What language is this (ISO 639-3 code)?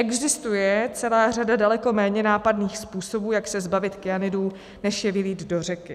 ces